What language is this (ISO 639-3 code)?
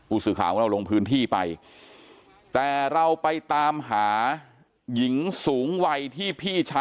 tha